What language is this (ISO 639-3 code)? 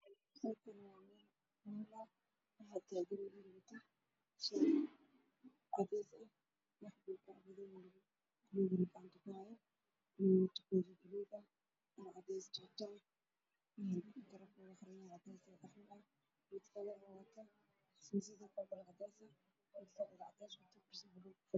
som